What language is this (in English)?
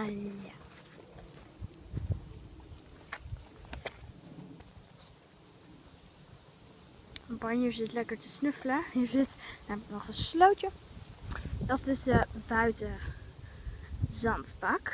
Dutch